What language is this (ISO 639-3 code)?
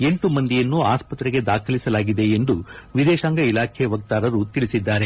kan